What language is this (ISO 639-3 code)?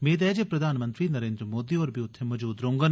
doi